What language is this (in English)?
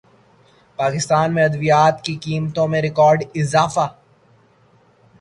Urdu